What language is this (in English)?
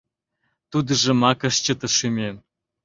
Mari